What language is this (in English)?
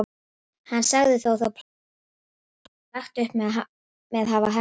Icelandic